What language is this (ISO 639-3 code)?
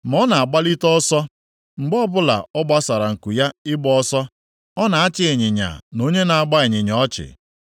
ibo